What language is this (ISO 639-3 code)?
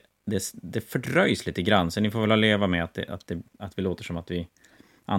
swe